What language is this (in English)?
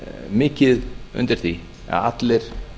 Icelandic